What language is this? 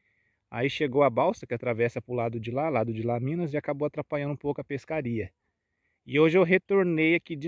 Portuguese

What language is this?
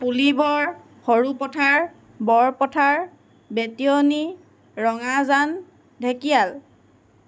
Assamese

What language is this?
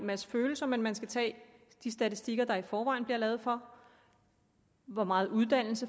Danish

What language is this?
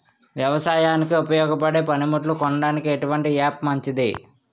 Telugu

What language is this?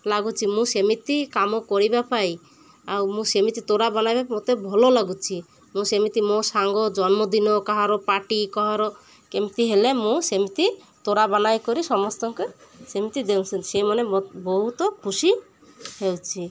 Odia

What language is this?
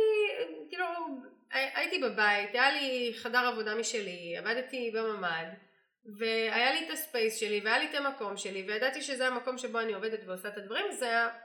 Hebrew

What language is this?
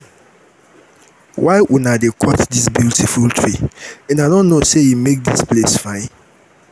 Nigerian Pidgin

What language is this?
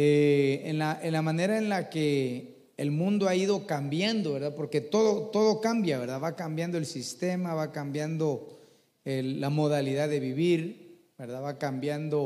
Spanish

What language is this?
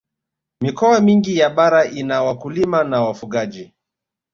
Swahili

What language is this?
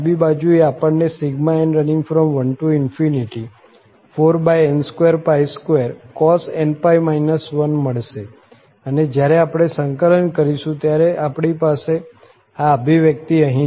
Gujarati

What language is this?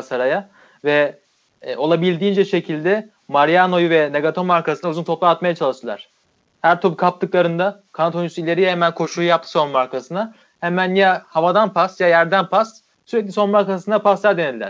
Turkish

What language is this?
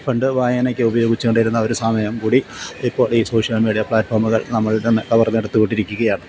Malayalam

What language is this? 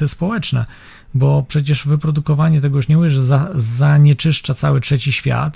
Polish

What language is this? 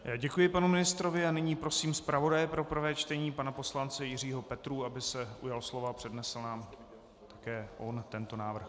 Czech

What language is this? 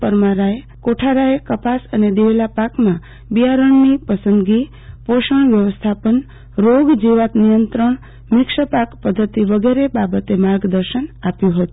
Gujarati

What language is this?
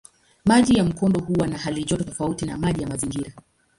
Swahili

